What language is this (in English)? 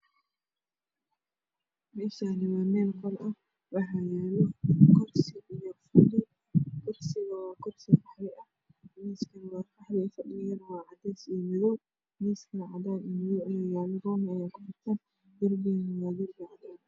Somali